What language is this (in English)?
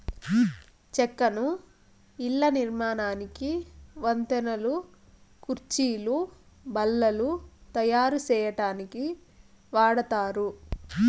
Telugu